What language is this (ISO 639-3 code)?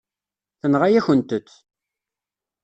kab